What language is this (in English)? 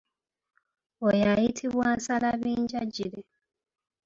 Ganda